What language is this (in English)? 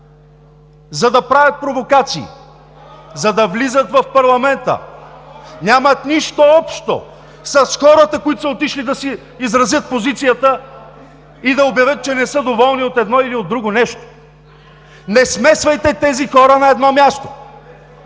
Bulgarian